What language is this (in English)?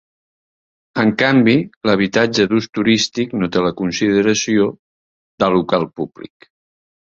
Catalan